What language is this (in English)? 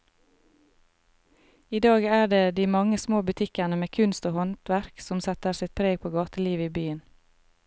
Norwegian